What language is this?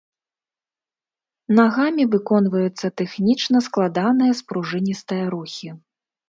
Belarusian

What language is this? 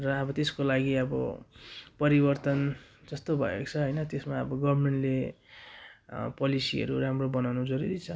Nepali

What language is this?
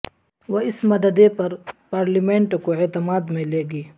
Urdu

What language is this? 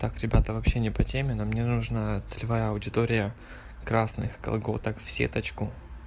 Russian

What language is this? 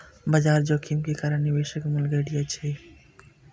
Maithili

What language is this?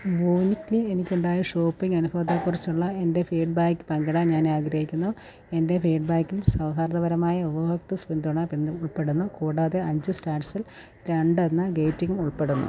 Malayalam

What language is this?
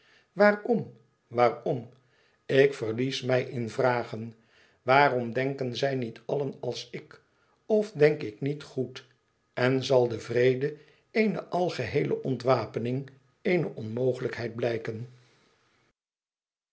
Dutch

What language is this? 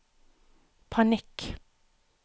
Norwegian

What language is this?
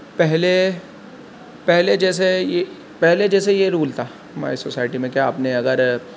Urdu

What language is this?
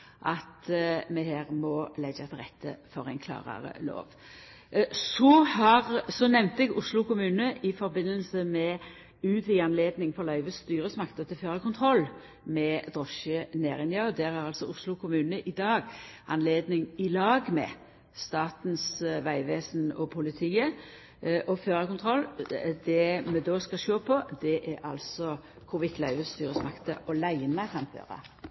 Norwegian Nynorsk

